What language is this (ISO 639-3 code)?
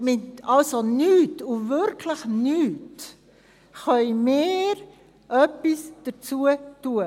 gsw